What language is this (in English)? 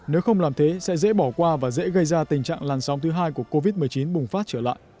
Vietnamese